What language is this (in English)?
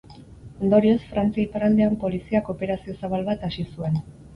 Basque